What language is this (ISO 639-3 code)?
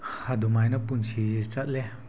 mni